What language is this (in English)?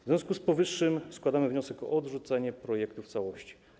Polish